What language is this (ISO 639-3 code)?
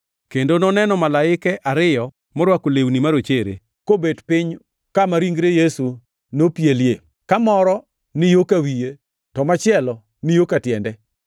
luo